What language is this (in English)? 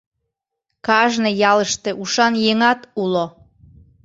Mari